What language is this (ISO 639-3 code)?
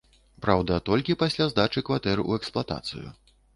bel